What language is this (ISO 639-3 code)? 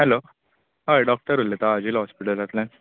kok